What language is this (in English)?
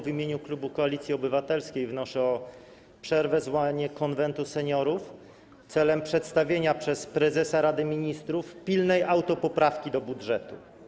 Polish